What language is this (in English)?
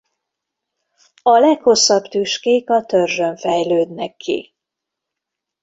Hungarian